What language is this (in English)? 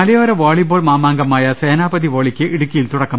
Malayalam